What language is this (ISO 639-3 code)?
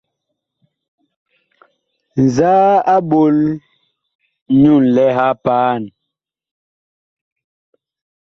bkh